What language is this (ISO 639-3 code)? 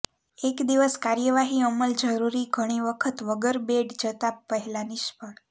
guj